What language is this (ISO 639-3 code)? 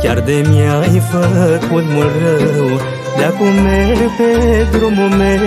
ron